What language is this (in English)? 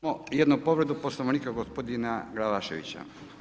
Croatian